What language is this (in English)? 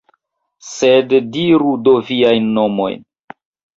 Esperanto